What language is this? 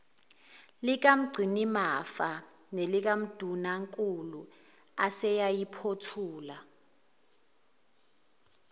Zulu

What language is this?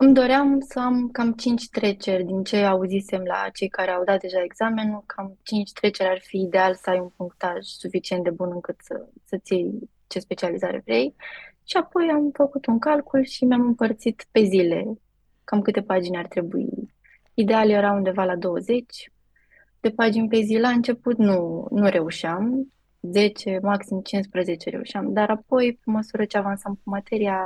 Romanian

